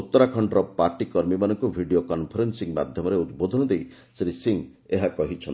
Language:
Odia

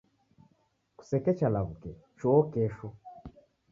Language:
Taita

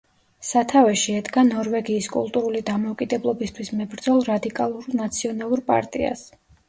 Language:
Georgian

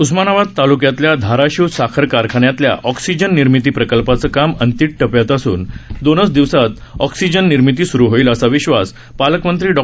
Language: Marathi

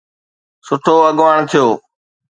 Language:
Sindhi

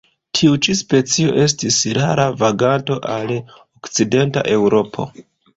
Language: Esperanto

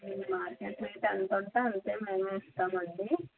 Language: Telugu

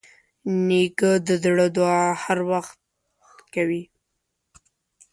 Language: Pashto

